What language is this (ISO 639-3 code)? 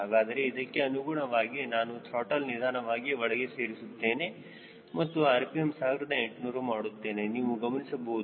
kan